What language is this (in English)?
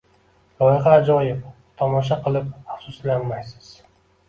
Uzbek